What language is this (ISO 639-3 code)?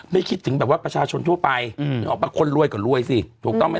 tha